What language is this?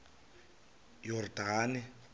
Xhosa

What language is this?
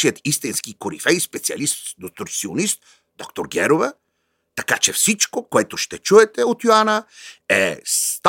Bulgarian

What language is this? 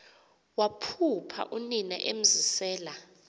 Xhosa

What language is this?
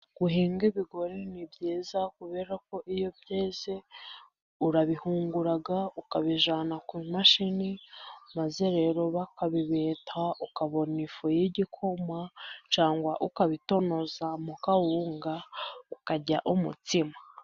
Kinyarwanda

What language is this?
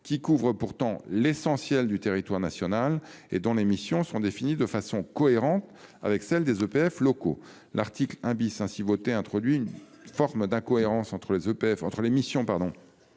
French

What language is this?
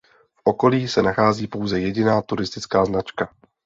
Czech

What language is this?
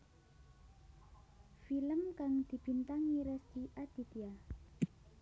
Javanese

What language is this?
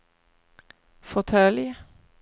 Swedish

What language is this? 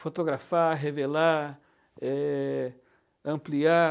Portuguese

